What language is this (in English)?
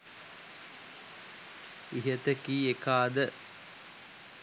Sinhala